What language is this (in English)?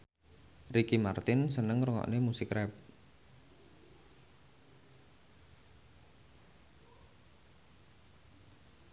Javanese